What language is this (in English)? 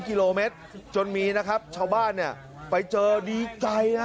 Thai